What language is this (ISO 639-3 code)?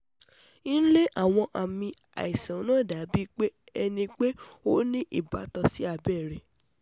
yor